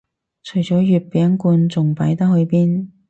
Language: Cantonese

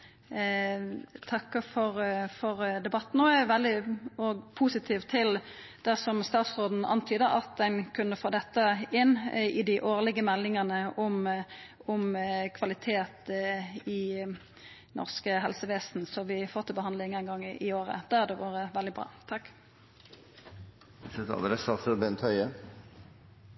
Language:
Norwegian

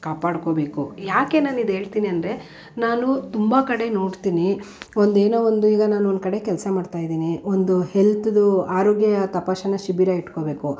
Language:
Kannada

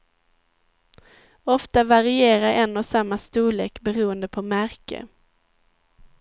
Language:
Swedish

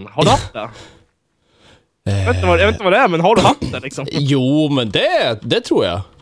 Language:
Swedish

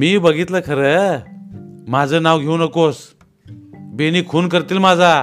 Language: Marathi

